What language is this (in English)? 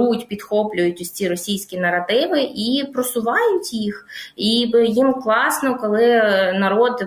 Ukrainian